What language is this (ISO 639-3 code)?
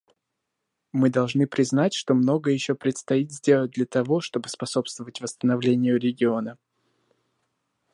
rus